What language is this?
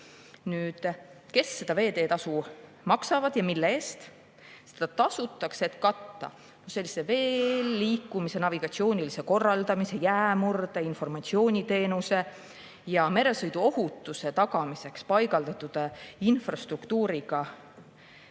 Estonian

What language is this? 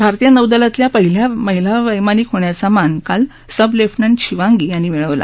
Marathi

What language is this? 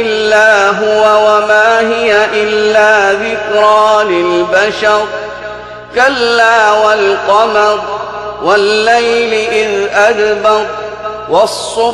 Arabic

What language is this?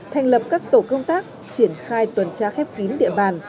Vietnamese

